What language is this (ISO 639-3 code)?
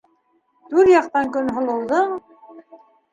bak